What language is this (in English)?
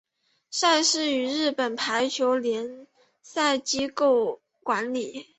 Chinese